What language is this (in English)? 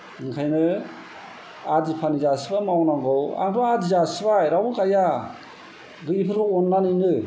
Bodo